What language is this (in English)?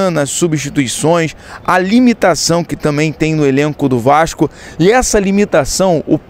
Portuguese